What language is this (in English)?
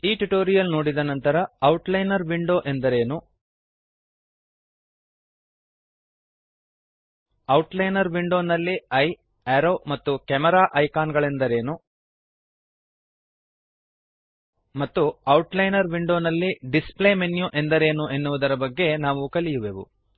Kannada